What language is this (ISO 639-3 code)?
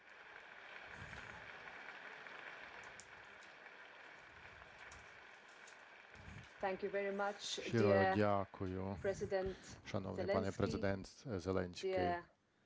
ukr